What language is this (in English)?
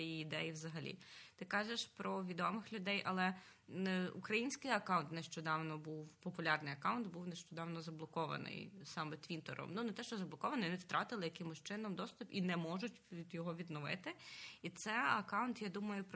Ukrainian